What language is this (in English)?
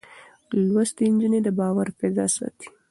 Pashto